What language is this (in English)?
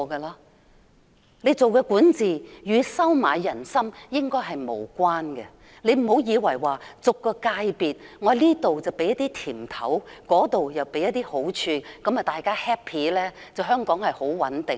Cantonese